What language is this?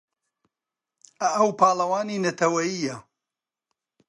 Central Kurdish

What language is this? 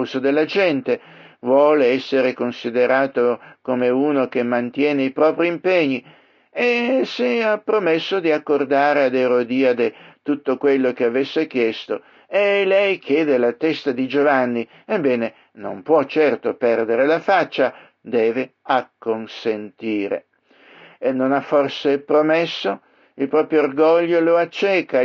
Italian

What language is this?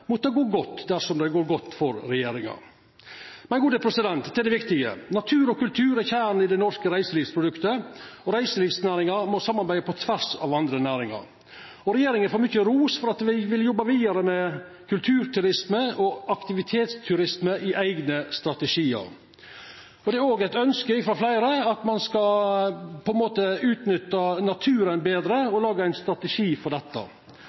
Norwegian Nynorsk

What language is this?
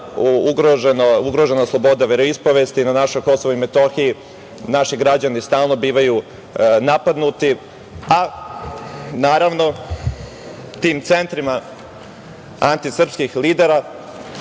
Serbian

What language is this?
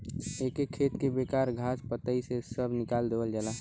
Bhojpuri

